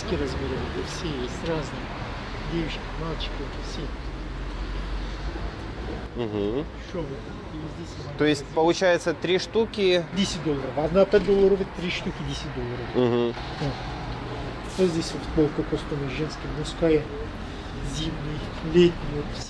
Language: Russian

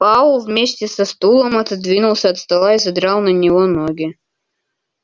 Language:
Russian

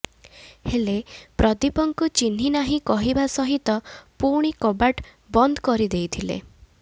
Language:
Odia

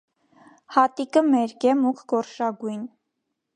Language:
Armenian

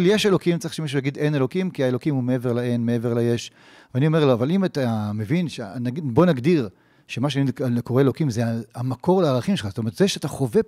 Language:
Hebrew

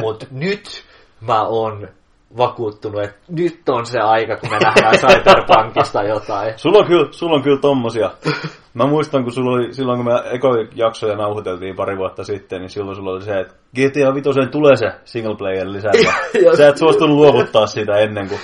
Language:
Finnish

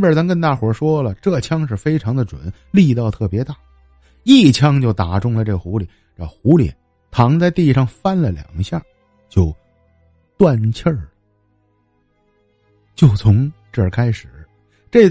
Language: Chinese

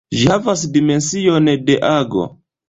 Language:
Esperanto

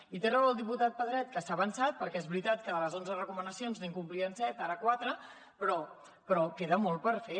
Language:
Catalan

